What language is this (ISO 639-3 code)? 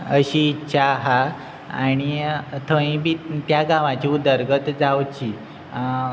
kok